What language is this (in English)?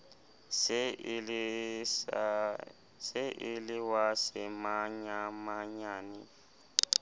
Southern Sotho